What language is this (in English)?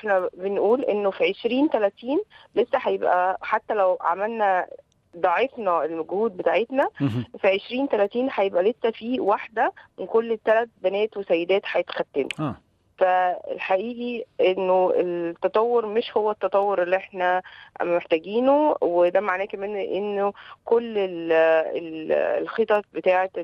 Arabic